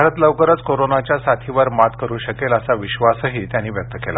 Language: Marathi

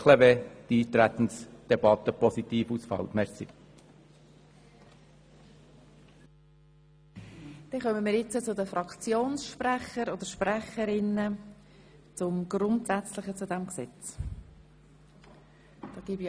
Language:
Swiss German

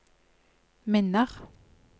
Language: Norwegian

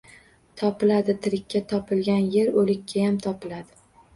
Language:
Uzbek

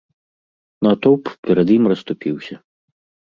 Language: Belarusian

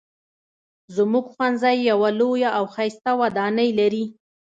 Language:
Pashto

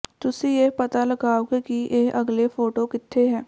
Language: Punjabi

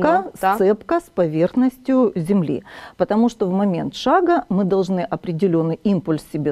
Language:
Russian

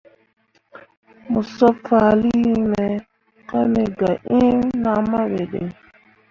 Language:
Mundang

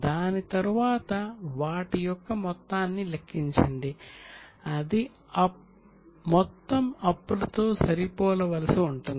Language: Telugu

